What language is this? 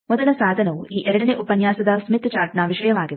Kannada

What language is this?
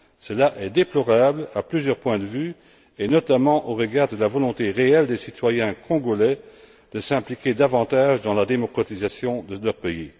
French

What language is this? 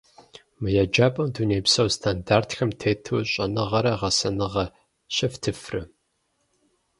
Kabardian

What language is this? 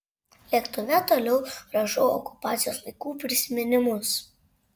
Lithuanian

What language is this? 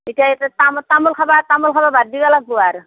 Assamese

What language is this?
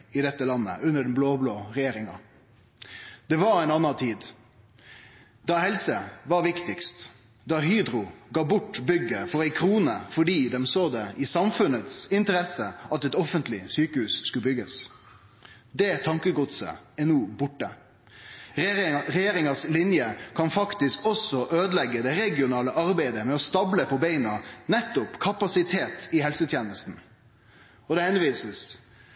Norwegian Nynorsk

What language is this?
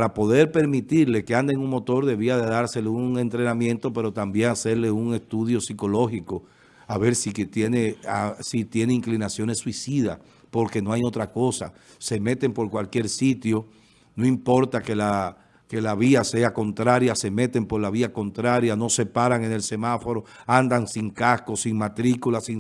Spanish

